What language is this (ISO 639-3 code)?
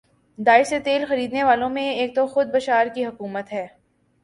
urd